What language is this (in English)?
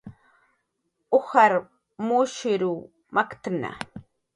Jaqaru